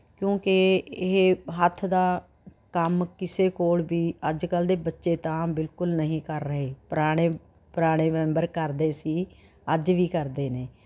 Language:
Punjabi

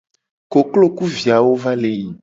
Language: Gen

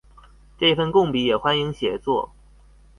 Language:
Chinese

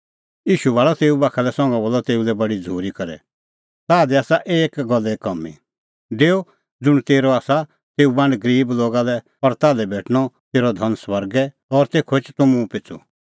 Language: Kullu Pahari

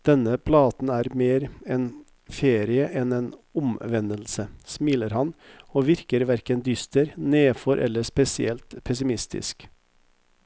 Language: Norwegian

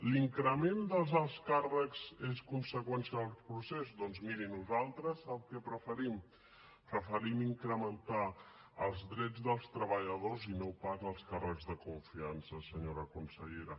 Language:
Catalan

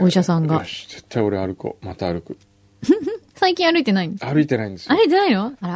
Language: Japanese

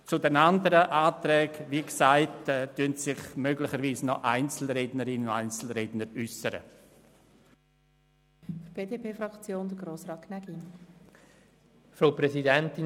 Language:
Swiss German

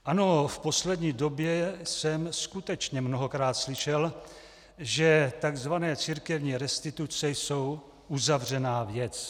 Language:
Czech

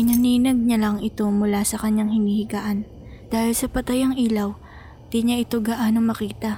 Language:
Filipino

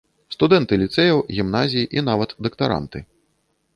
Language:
Belarusian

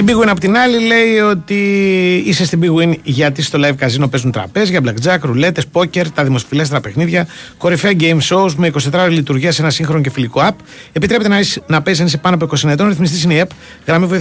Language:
Greek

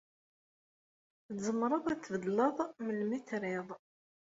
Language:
Kabyle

